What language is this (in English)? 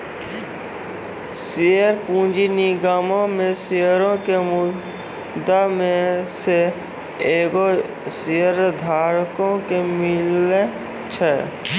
Maithili